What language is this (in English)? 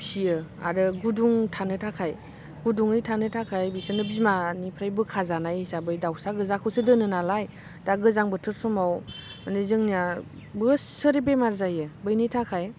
Bodo